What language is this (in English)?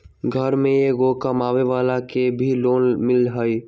Magahi